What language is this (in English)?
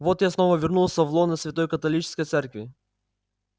Russian